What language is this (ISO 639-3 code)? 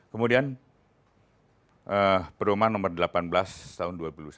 ind